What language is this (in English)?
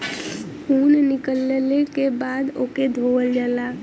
Bhojpuri